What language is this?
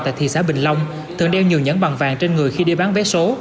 Vietnamese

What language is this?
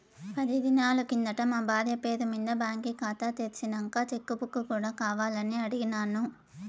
Telugu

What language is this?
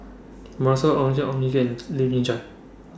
English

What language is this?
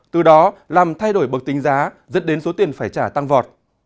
Vietnamese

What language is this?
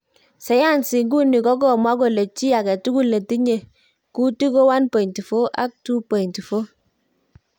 Kalenjin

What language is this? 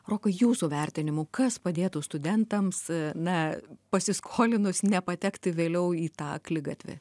Lithuanian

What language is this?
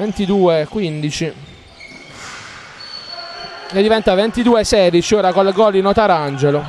Italian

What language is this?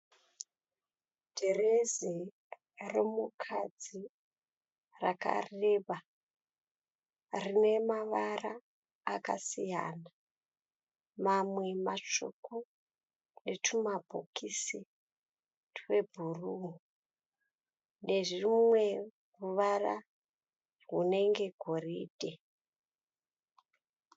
Shona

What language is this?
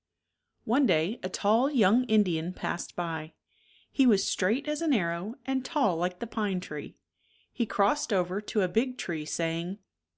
English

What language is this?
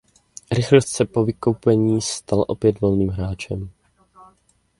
Czech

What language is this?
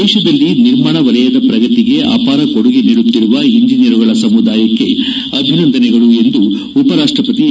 Kannada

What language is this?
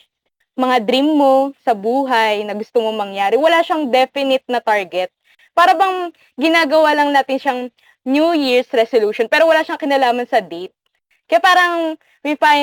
Filipino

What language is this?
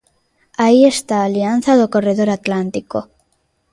Galician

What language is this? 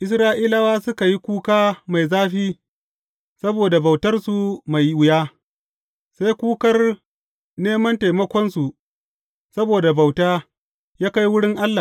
Hausa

